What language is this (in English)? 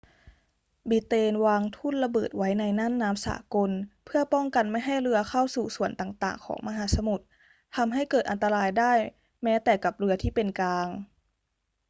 Thai